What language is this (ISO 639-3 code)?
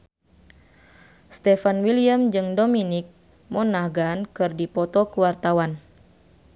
sun